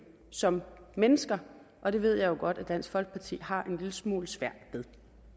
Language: Danish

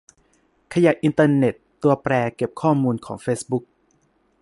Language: Thai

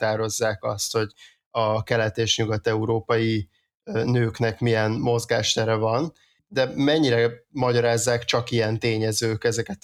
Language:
Hungarian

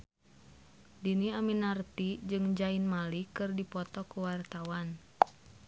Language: Sundanese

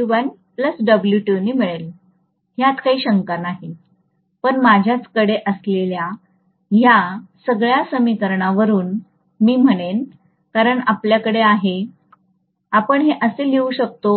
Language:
Marathi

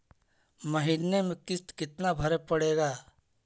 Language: Magahi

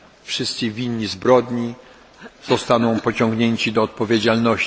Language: Polish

